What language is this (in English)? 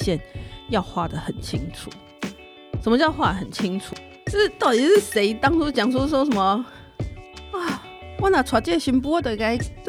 Chinese